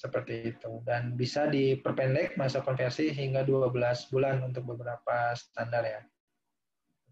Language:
Indonesian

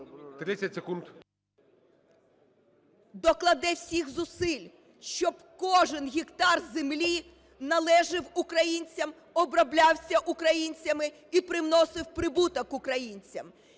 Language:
Ukrainian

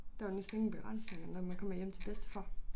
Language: Danish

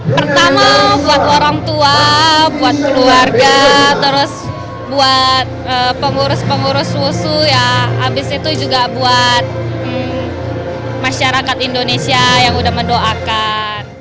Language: Indonesian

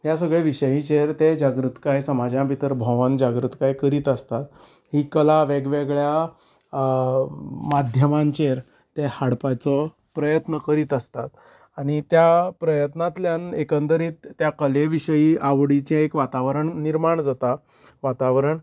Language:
Konkani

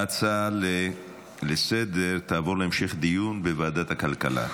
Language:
Hebrew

